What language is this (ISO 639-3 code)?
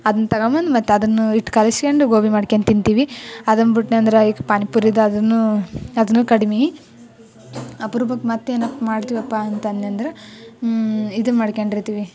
kan